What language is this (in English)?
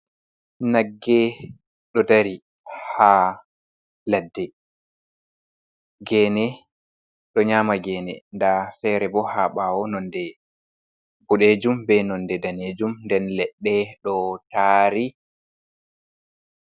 Fula